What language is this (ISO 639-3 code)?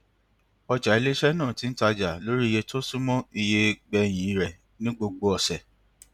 yor